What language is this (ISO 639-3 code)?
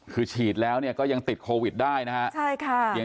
tha